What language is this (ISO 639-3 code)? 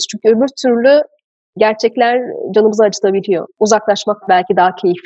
tur